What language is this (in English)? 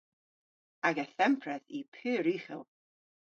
Cornish